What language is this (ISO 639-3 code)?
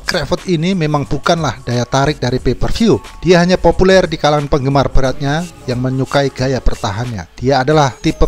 ind